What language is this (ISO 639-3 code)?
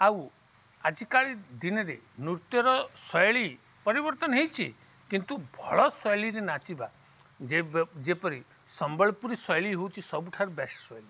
ori